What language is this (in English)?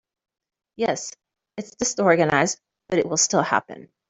English